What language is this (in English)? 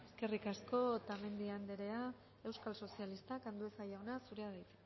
Basque